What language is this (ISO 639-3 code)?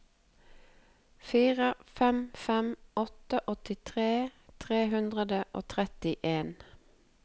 nor